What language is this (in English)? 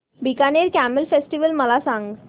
Marathi